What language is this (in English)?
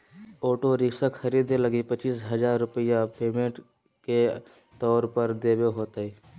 Magahi